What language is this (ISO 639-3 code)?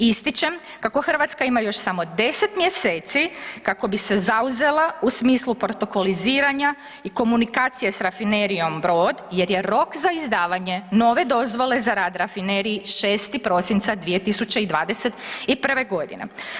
hrv